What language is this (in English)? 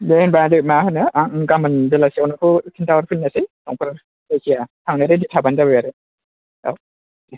Bodo